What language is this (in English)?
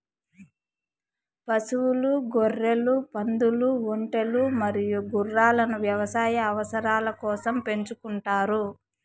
Telugu